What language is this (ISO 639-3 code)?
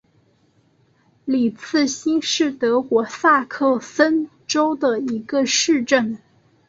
zho